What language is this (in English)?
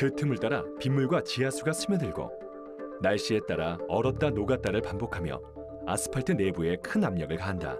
Korean